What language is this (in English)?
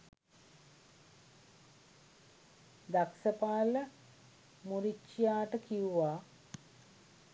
Sinhala